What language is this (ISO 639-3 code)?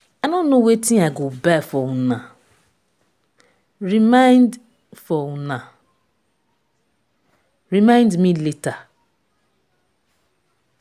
pcm